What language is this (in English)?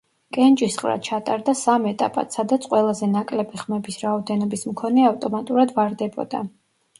Georgian